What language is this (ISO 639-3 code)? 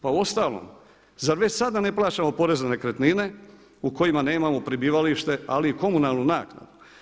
hrv